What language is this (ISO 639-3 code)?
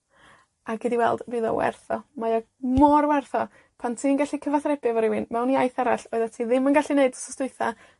cym